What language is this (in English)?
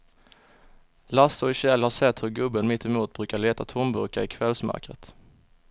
Swedish